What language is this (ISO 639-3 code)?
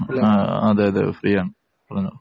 mal